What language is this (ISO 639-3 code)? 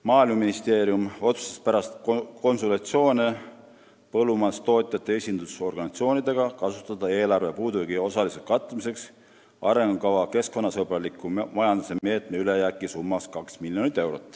est